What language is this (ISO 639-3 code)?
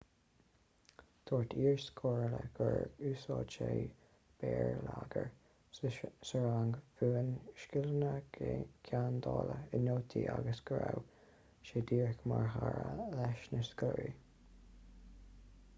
gle